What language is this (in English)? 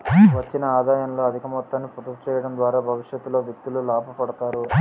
Telugu